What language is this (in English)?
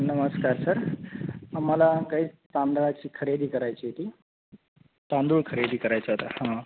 Marathi